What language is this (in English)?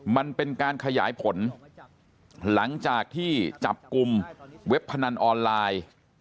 Thai